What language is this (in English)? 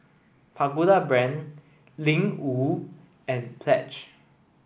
English